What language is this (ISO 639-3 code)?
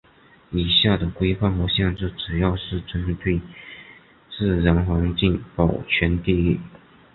zho